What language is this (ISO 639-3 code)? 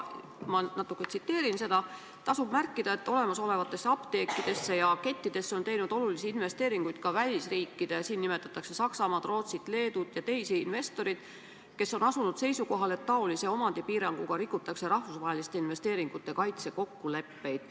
est